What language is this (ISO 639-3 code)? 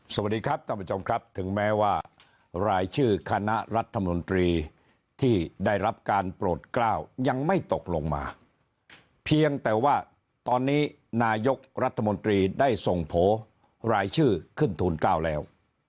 tha